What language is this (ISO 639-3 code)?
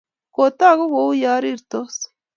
kln